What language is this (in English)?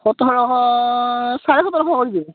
Assamese